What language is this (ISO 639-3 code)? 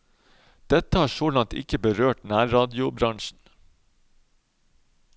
nor